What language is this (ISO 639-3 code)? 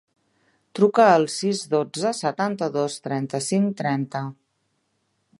cat